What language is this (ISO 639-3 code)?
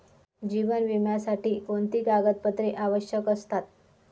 mar